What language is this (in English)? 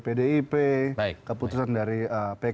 Indonesian